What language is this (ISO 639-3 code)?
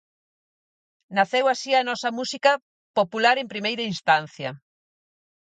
glg